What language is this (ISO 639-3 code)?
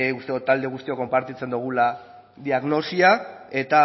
eus